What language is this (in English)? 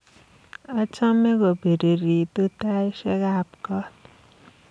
Kalenjin